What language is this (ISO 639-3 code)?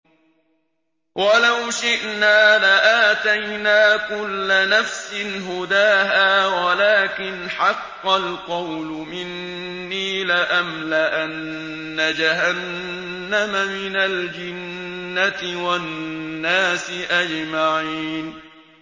ara